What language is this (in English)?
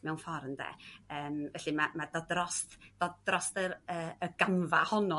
Welsh